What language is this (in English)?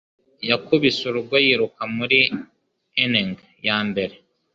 Kinyarwanda